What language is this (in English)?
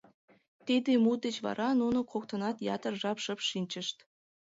Mari